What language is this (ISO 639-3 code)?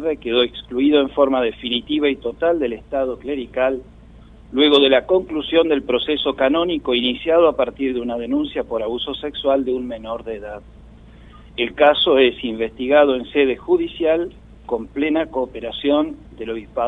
spa